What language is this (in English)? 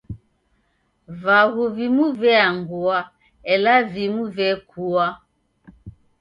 Taita